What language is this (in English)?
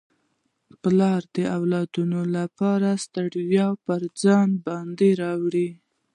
Pashto